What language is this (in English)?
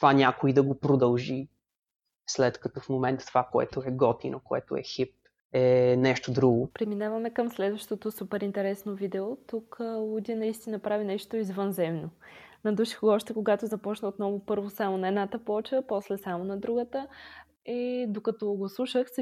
Bulgarian